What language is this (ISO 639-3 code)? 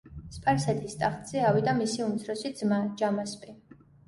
kat